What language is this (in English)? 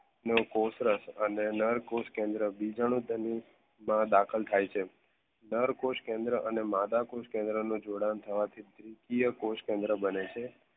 Gujarati